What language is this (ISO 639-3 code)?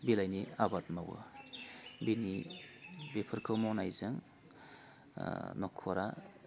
brx